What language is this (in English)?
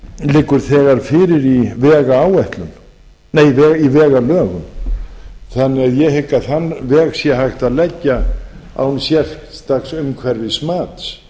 Icelandic